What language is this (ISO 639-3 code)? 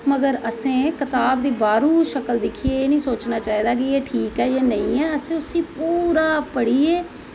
doi